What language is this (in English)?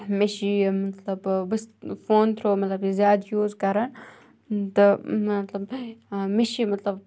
Kashmiri